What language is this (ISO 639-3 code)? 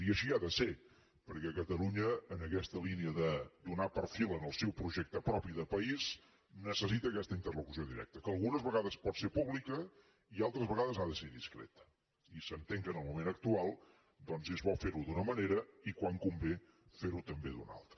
cat